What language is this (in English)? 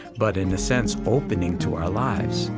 English